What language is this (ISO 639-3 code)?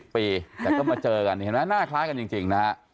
tha